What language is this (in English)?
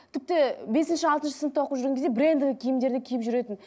Kazakh